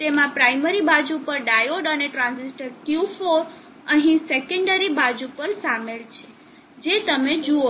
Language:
Gujarati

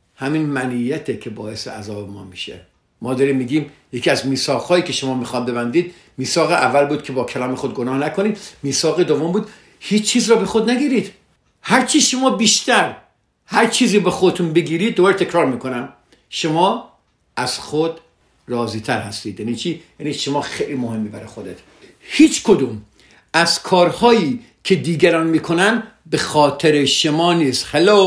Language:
Persian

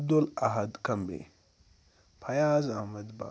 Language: Kashmiri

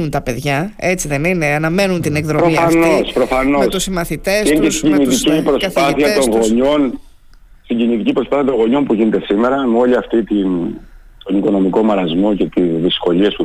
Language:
Greek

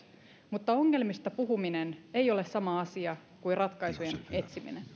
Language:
Finnish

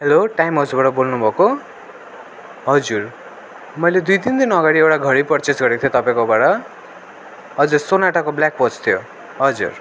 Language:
Nepali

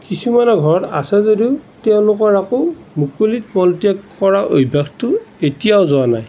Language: Assamese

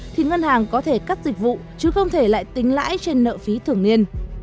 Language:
Vietnamese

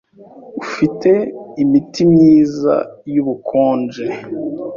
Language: Kinyarwanda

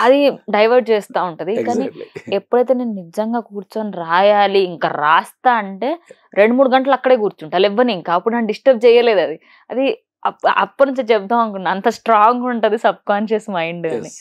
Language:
Telugu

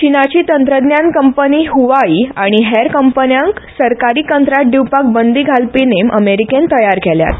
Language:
Konkani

